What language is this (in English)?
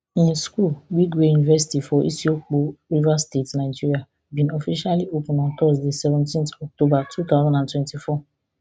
Nigerian Pidgin